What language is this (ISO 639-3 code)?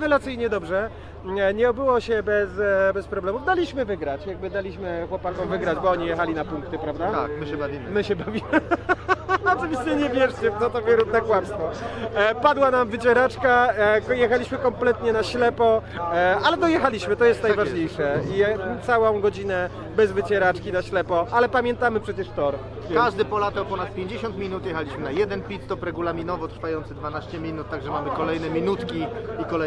pol